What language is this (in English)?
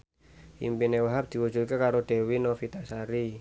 Javanese